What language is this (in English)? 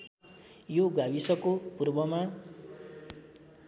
Nepali